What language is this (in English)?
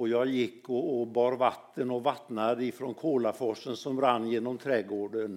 Swedish